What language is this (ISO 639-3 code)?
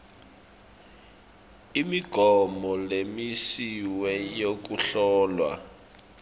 ssw